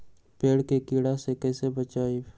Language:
Magahi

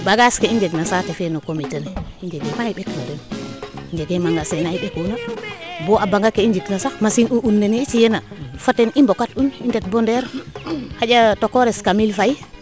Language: Serer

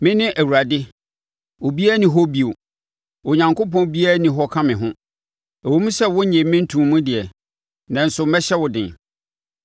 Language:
Akan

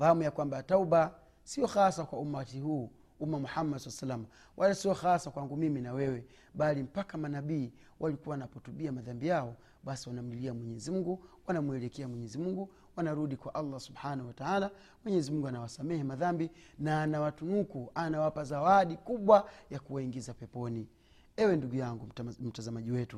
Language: Swahili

